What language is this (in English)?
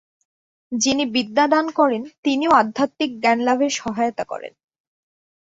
Bangla